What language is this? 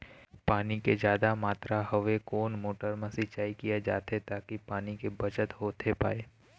Chhattisgarhi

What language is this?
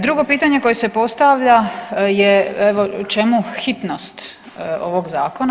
Croatian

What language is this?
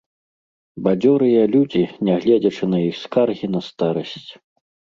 Belarusian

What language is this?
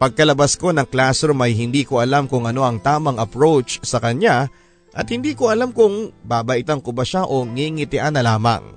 Filipino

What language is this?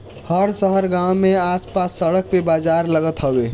Bhojpuri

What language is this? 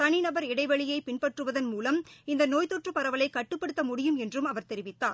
Tamil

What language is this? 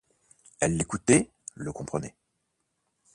French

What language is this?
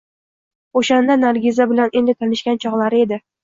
Uzbek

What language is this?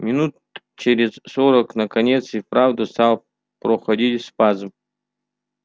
Russian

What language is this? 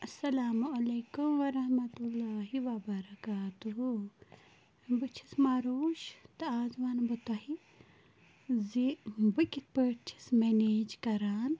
Kashmiri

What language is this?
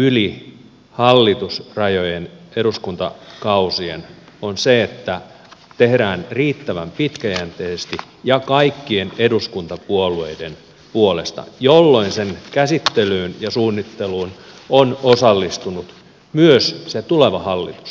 Finnish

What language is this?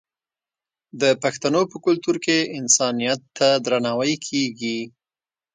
Pashto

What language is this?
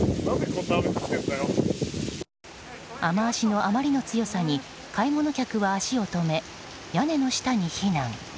Japanese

